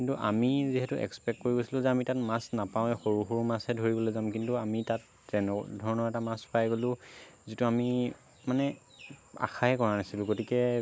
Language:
Assamese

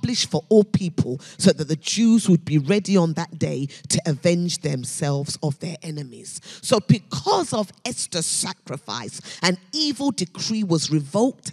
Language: English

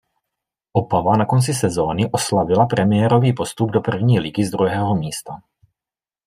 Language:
Czech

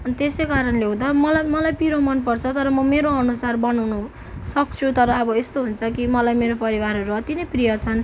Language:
Nepali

